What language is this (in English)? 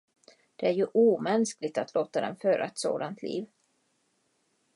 Swedish